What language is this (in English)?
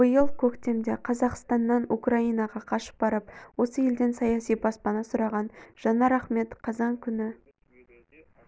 Kazakh